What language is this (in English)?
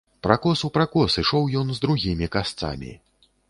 Belarusian